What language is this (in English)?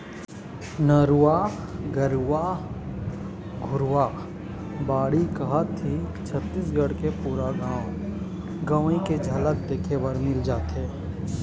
Chhattisgarhi